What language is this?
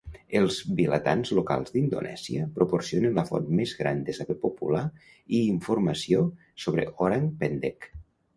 Catalan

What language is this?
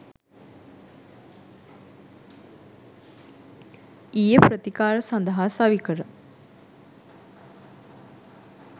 Sinhala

